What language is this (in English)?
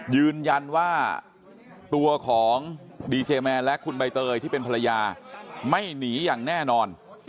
Thai